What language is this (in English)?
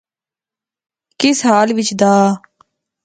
Pahari-Potwari